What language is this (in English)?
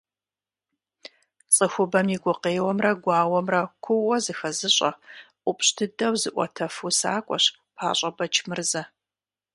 Kabardian